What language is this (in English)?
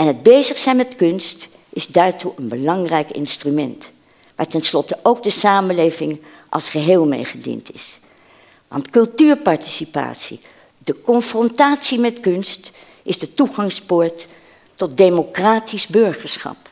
Dutch